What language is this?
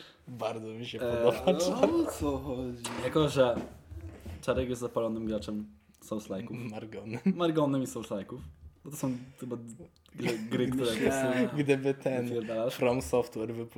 Polish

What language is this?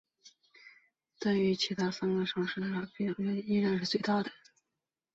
Chinese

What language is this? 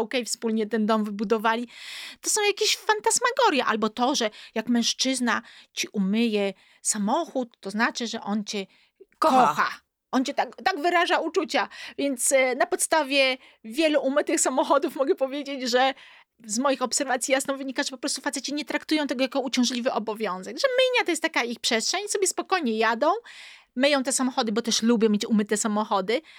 Polish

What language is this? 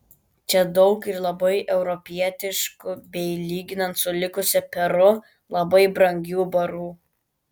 Lithuanian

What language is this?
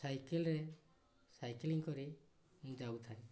Odia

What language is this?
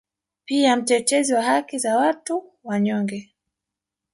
Swahili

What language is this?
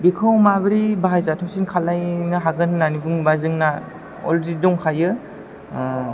Bodo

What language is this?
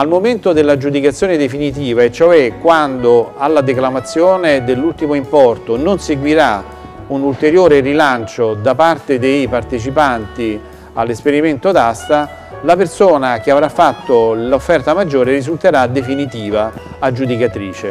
Italian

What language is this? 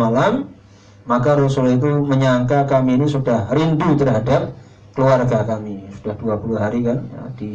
Indonesian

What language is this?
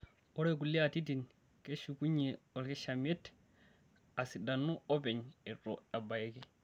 Masai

